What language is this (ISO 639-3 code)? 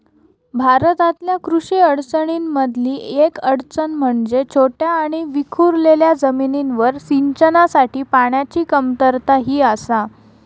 mar